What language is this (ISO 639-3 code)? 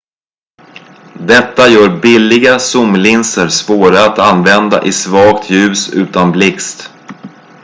swe